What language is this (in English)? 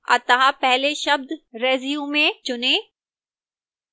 Hindi